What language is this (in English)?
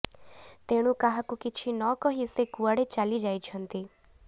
Odia